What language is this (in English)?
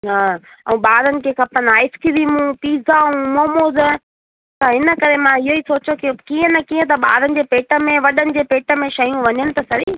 Sindhi